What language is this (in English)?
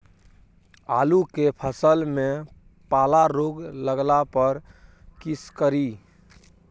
Maithili